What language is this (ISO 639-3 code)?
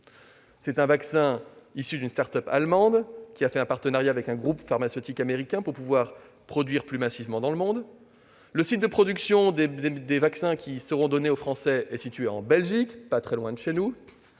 fra